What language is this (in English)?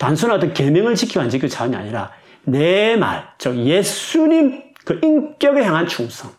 Korean